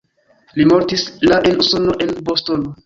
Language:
Esperanto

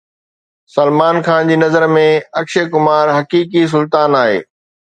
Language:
Sindhi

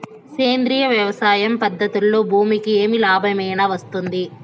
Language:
Telugu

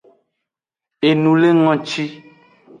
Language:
Aja (Benin)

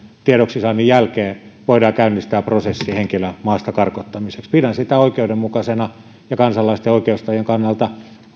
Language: Finnish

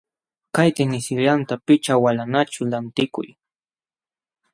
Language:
Jauja Wanca Quechua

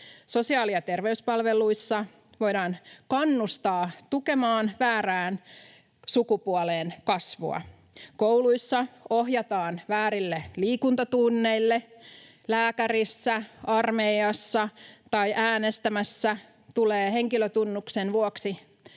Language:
Finnish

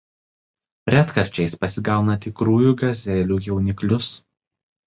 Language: Lithuanian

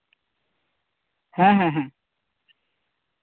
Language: Santali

